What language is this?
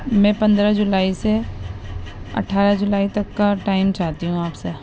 Urdu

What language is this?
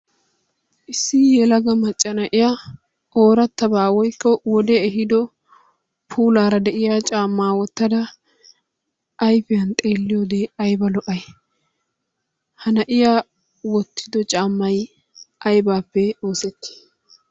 Wolaytta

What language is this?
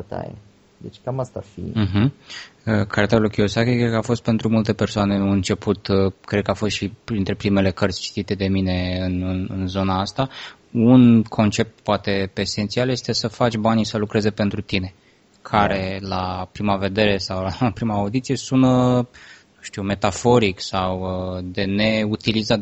Romanian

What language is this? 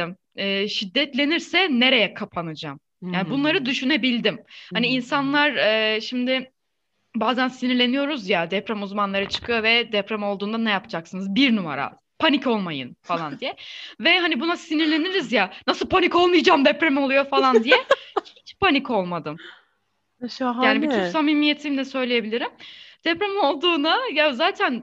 Turkish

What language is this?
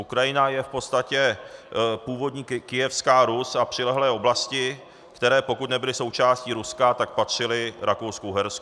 Czech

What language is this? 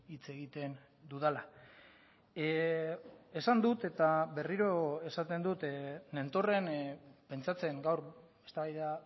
Basque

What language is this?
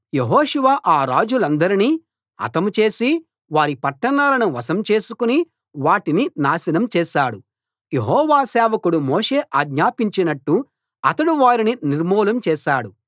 Telugu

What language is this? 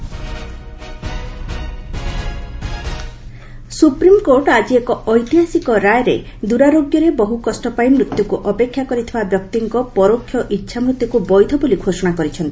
Odia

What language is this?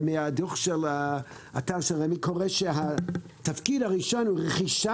Hebrew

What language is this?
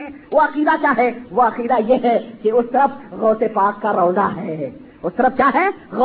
Urdu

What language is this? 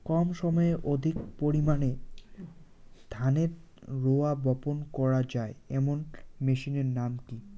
Bangla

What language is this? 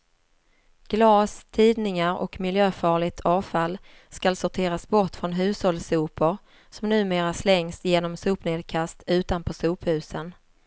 Swedish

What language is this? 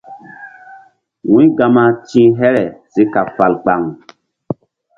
Mbum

